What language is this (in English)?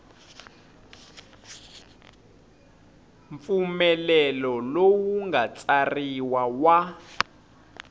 Tsonga